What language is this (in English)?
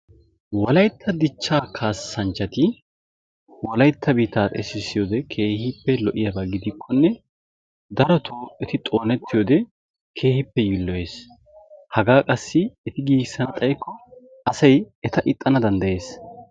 Wolaytta